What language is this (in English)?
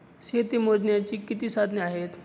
Marathi